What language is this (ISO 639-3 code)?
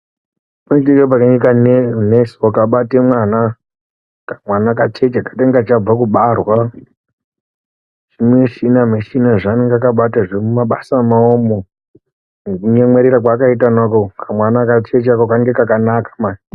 ndc